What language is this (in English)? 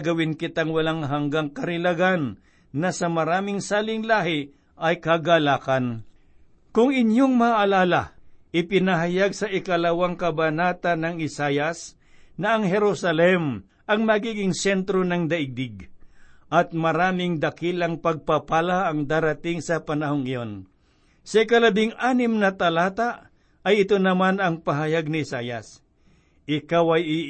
Filipino